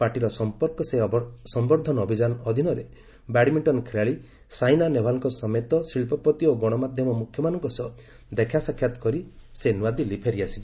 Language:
Odia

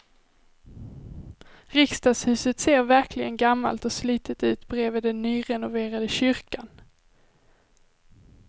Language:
Swedish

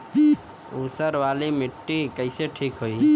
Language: Bhojpuri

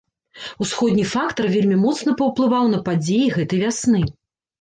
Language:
Belarusian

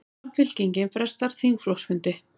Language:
Icelandic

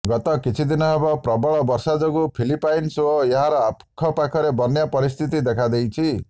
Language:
Odia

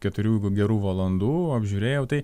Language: Lithuanian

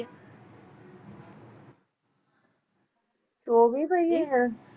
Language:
Punjabi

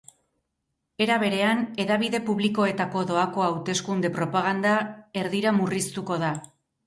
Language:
Basque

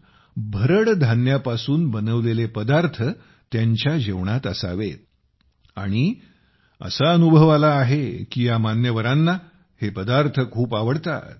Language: Marathi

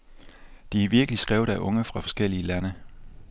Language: Danish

